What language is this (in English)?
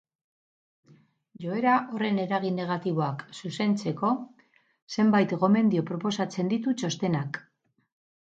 Basque